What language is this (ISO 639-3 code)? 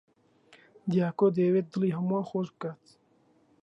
ckb